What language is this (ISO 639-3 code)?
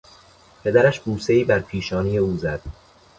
fas